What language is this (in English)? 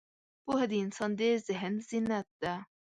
Pashto